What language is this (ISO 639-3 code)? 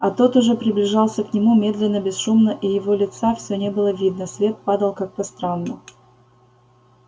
rus